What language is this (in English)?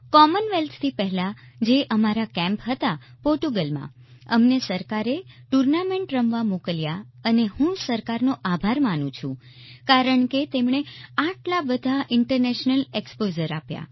Gujarati